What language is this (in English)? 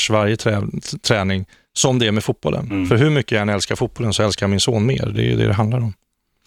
Swedish